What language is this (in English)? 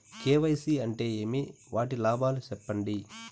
Telugu